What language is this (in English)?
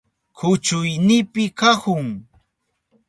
Southern Pastaza Quechua